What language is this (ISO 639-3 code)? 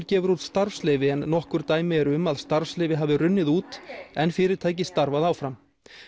isl